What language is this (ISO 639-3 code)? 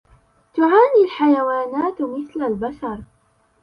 ara